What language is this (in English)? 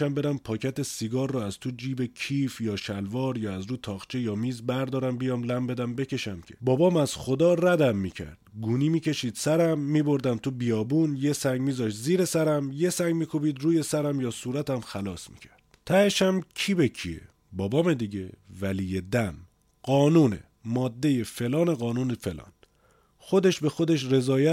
Persian